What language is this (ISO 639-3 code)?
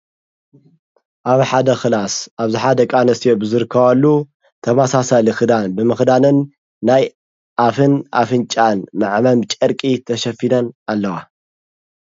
tir